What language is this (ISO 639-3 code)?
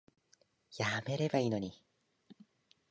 jpn